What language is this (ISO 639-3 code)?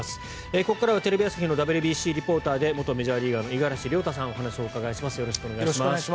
jpn